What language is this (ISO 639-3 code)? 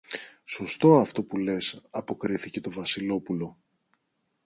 ell